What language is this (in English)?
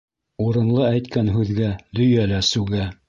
Bashkir